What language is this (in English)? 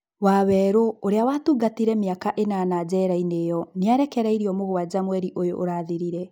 Kikuyu